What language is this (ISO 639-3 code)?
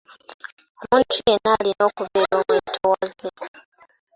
lug